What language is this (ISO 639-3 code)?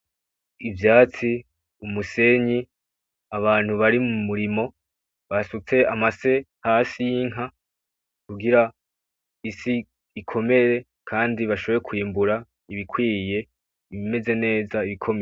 run